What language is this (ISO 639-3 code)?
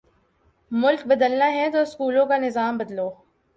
urd